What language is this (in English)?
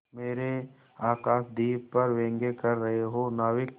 Hindi